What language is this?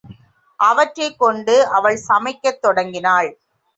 Tamil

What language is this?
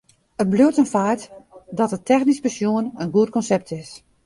Western Frisian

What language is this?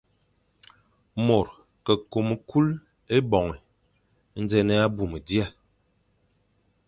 Fang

